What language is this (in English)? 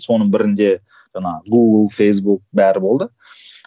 Kazakh